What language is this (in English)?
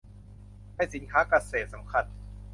Thai